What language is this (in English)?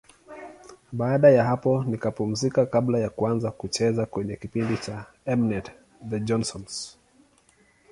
Swahili